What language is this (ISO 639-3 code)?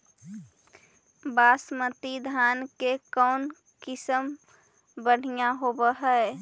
mag